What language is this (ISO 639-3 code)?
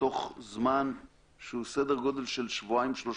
heb